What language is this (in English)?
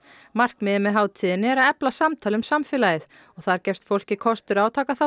Icelandic